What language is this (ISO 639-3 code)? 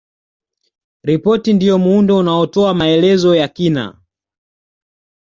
swa